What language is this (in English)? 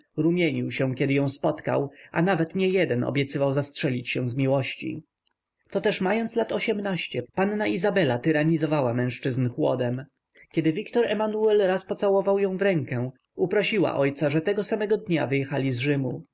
Polish